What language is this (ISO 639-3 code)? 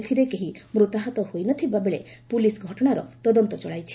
ori